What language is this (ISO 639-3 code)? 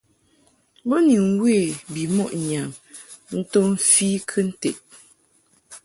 mhk